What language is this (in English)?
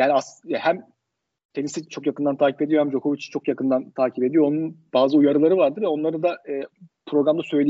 Turkish